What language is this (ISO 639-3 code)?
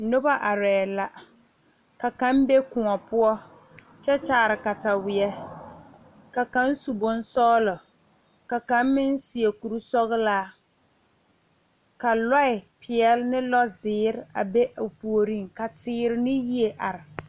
dga